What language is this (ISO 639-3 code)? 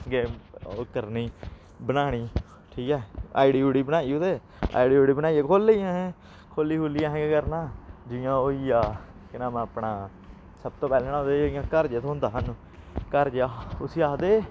doi